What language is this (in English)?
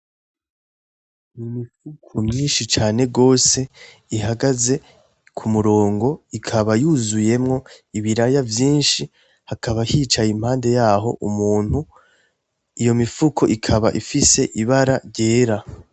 Rundi